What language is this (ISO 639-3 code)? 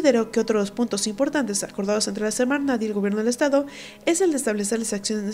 spa